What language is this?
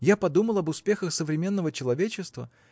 Russian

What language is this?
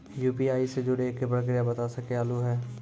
Maithili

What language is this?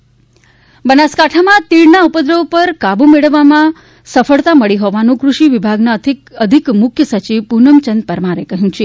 Gujarati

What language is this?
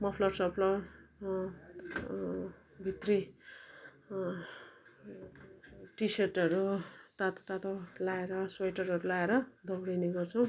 Nepali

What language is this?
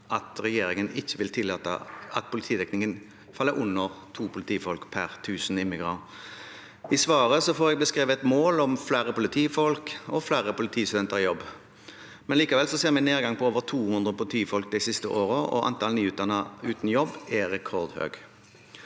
Norwegian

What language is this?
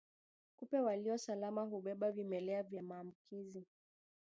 Swahili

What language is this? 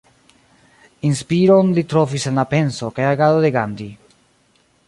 Esperanto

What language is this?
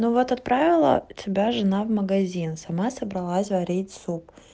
Russian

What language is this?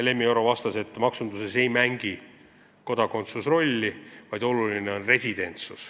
Estonian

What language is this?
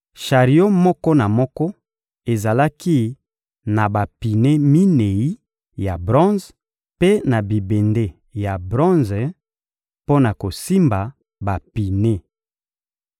Lingala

